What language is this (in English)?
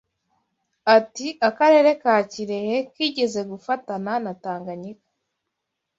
Kinyarwanda